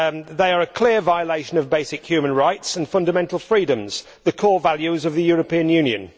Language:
English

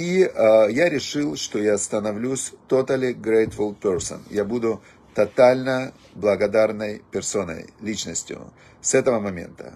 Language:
Russian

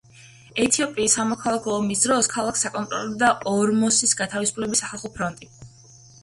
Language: Georgian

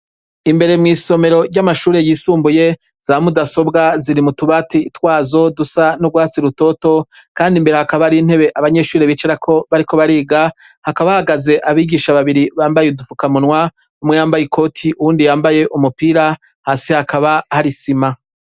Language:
Rundi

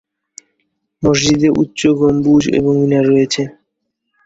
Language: Bangla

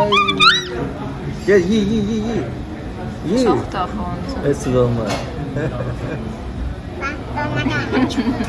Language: Turkish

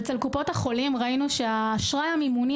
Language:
Hebrew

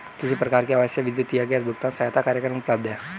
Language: Hindi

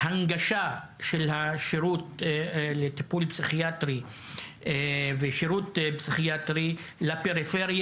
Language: Hebrew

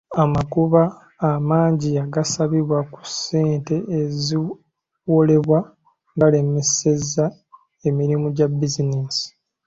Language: Ganda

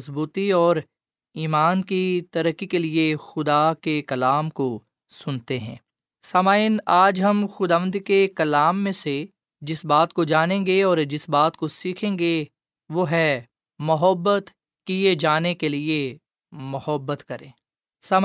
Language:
Urdu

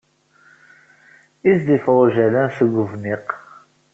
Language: Kabyle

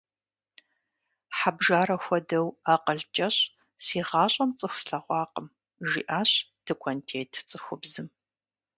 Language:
Kabardian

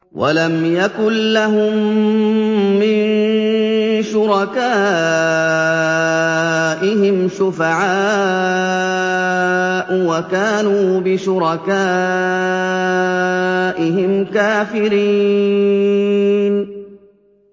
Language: Arabic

